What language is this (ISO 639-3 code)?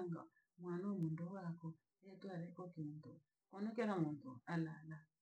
lag